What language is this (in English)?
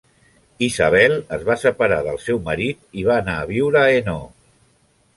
Catalan